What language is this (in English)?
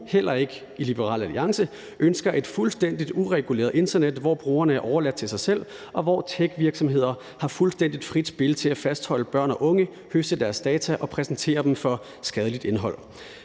Danish